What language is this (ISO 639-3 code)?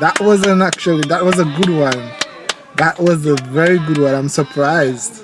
eng